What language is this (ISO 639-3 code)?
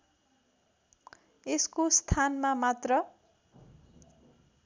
nep